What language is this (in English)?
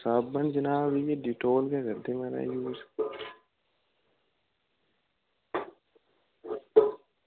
Dogri